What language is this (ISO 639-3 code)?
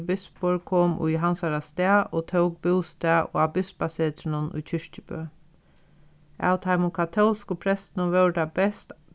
fao